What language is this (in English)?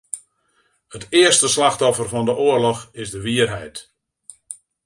Western Frisian